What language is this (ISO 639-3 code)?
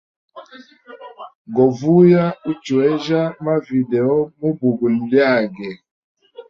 hem